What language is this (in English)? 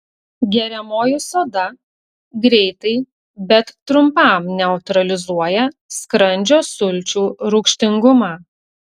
Lithuanian